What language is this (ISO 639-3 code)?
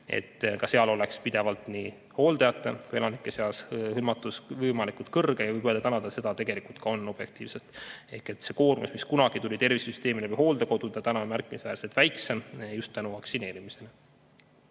est